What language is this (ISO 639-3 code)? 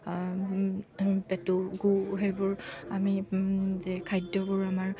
asm